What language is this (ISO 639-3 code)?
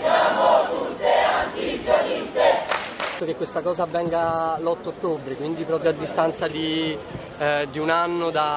ita